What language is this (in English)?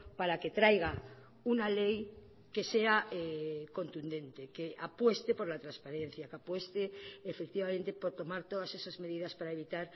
Spanish